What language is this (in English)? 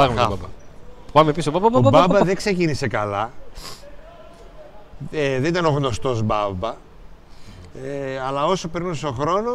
Greek